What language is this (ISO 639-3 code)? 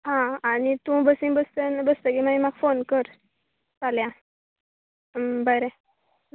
kok